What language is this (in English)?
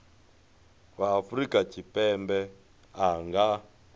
Venda